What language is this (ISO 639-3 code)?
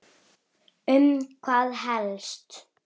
isl